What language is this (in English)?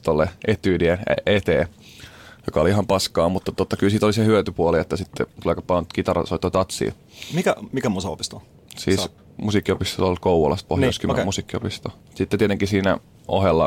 Finnish